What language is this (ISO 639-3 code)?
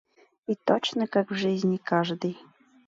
chm